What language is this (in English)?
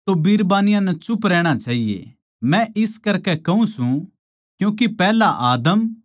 Haryanvi